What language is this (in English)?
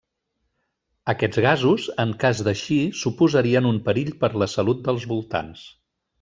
Catalan